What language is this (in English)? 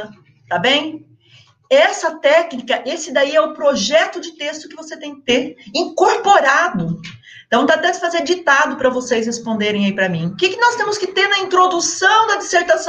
Portuguese